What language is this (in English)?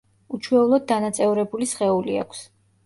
Georgian